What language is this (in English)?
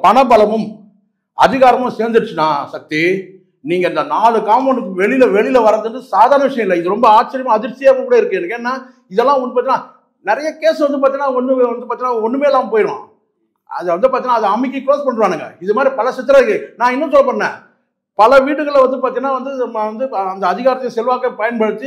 Tamil